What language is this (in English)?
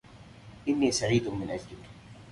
Arabic